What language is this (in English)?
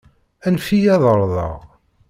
Kabyle